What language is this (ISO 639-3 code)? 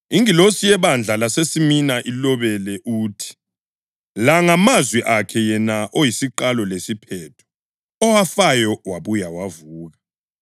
nde